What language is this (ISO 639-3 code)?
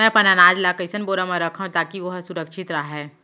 hne